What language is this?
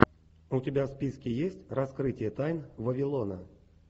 Russian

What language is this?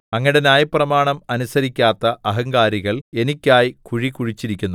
Malayalam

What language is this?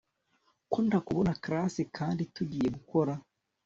Kinyarwanda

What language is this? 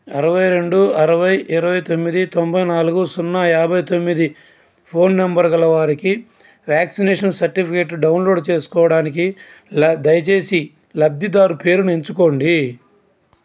Telugu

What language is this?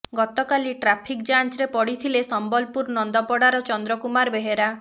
Odia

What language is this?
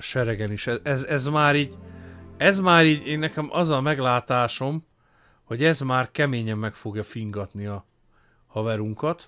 Hungarian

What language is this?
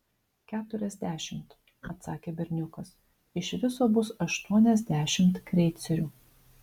Lithuanian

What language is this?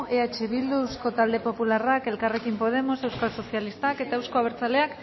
Basque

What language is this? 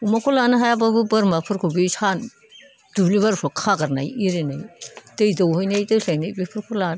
Bodo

